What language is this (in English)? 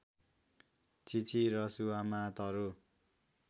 Nepali